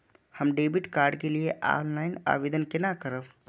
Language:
Maithili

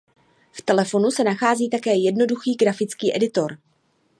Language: Czech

